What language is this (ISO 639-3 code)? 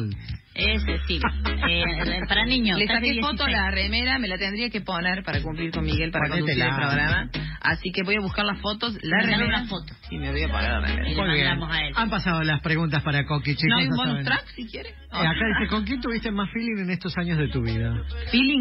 spa